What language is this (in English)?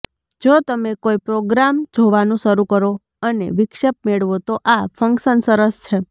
Gujarati